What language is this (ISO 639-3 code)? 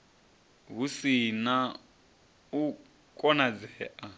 ven